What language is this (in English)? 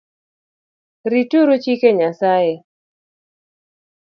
Luo (Kenya and Tanzania)